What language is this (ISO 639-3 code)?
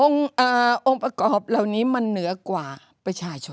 tha